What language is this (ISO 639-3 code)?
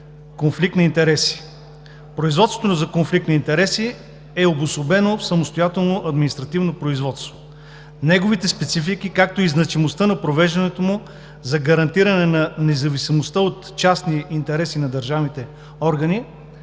bul